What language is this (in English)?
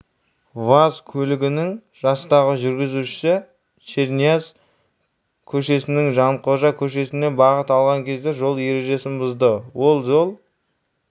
Kazakh